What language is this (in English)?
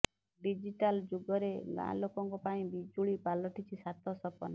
Odia